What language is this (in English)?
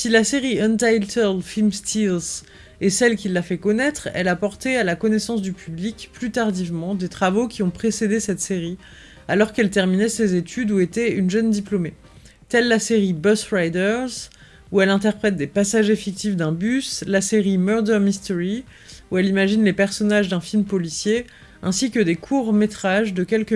French